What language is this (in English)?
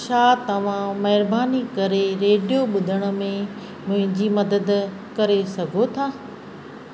Sindhi